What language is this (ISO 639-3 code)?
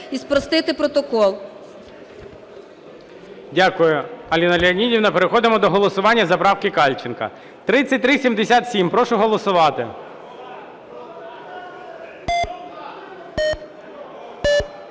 ukr